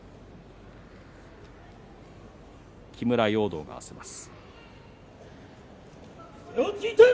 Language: Japanese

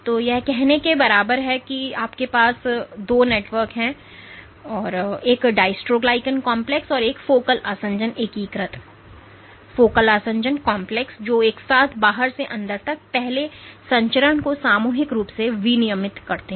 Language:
Hindi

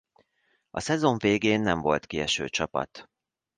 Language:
Hungarian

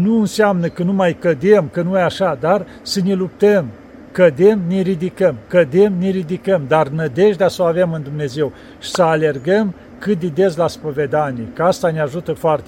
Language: Romanian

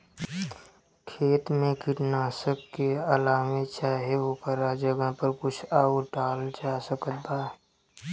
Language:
Bhojpuri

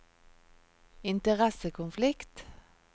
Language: Norwegian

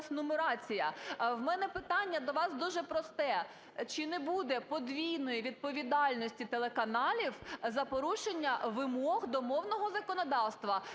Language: Ukrainian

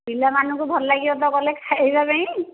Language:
Odia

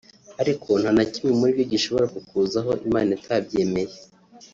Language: Kinyarwanda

